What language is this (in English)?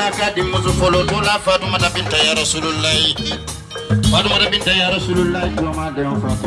Indonesian